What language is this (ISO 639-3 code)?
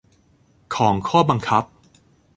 tha